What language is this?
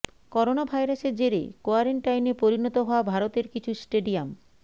Bangla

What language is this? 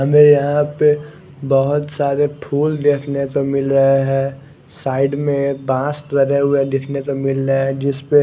Hindi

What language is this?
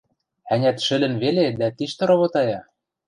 Western Mari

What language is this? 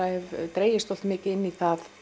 Icelandic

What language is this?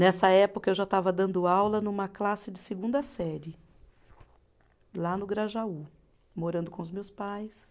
Portuguese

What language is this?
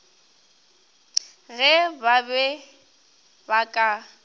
Northern Sotho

